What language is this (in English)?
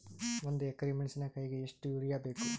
Kannada